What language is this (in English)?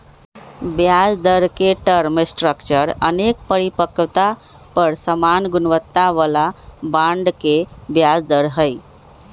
Magahi